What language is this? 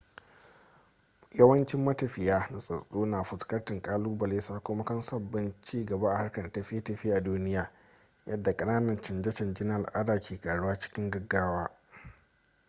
Hausa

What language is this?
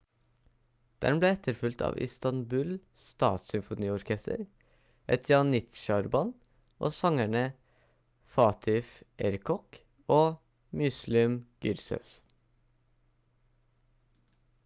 Norwegian Bokmål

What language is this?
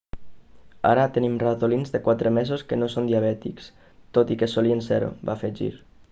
Catalan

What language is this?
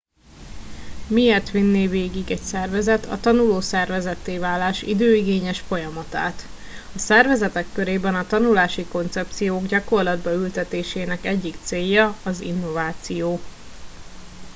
Hungarian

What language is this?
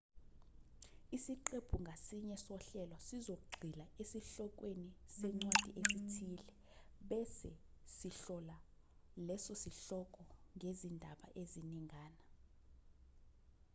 Zulu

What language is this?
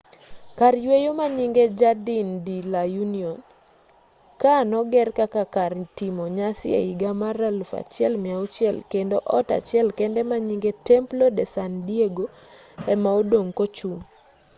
Luo (Kenya and Tanzania)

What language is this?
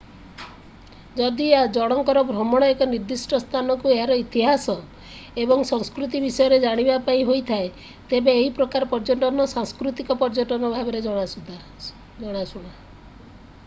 Odia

